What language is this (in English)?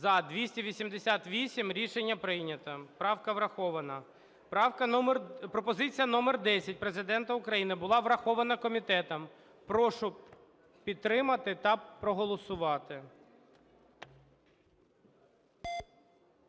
Ukrainian